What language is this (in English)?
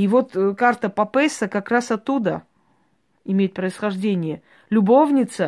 Russian